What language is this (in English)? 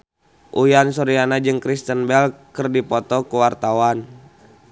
Sundanese